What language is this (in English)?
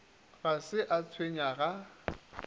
Northern Sotho